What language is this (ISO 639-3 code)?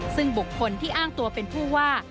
tha